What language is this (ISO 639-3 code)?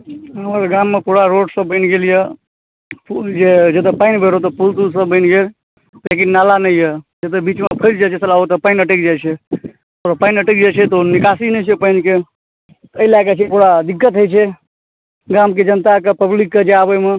mai